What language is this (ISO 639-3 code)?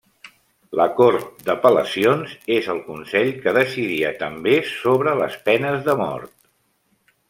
cat